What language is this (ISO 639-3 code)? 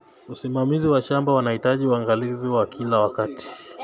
kln